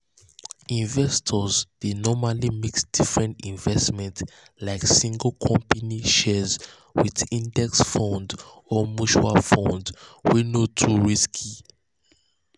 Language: Nigerian Pidgin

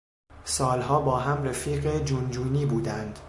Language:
Persian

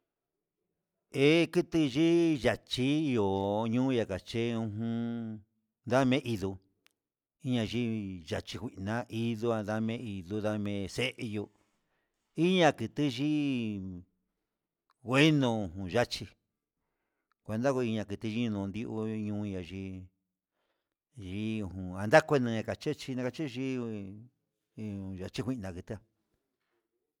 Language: Huitepec Mixtec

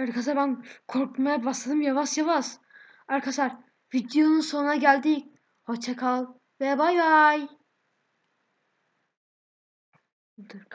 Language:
Turkish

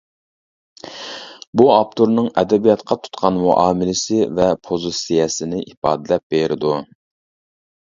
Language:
Uyghur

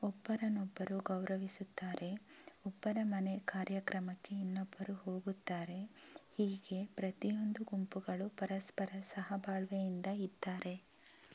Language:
Kannada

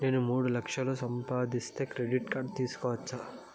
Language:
Telugu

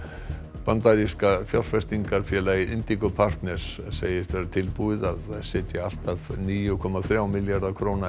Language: Icelandic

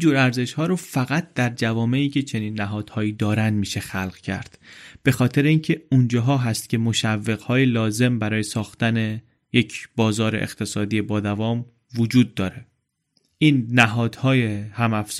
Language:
Persian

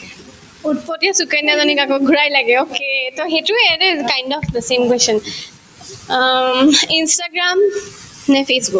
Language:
Assamese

